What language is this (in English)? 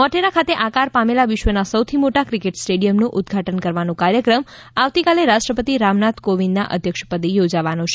Gujarati